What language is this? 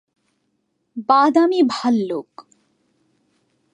Bangla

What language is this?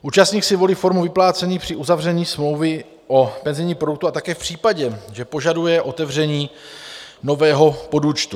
Czech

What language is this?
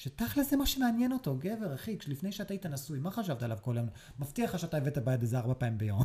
Hebrew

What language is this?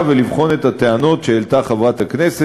Hebrew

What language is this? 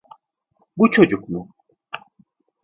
Turkish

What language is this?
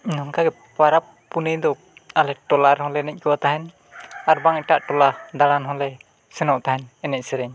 Santali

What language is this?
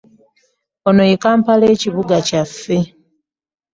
Ganda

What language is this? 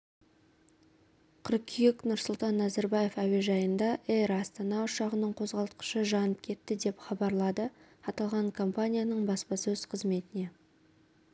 Kazakh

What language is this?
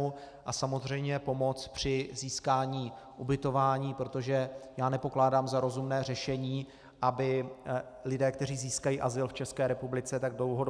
Czech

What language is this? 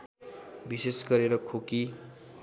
Nepali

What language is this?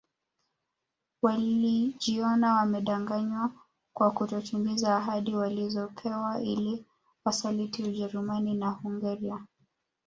Swahili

